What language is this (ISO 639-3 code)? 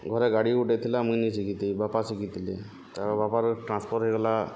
ori